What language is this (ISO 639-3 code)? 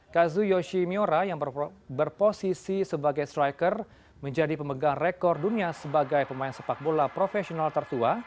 ind